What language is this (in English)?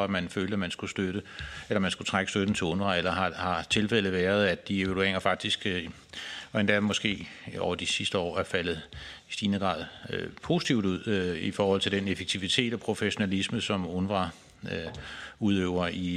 Danish